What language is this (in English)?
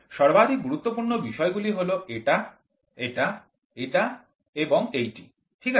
Bangla